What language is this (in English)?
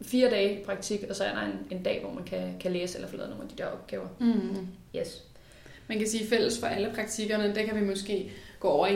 Danish